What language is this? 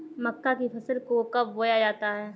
Hindi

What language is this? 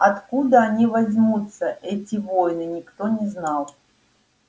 Russian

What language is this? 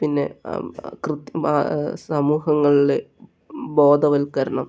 Malayalam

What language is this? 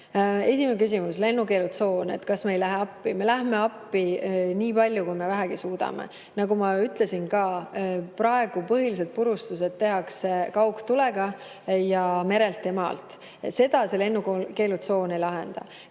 Estonian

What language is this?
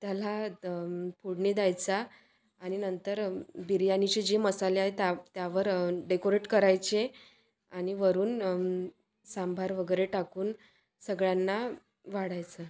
Marathi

